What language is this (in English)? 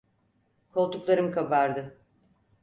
Turkish